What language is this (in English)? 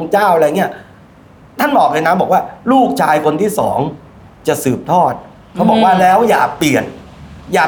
Thai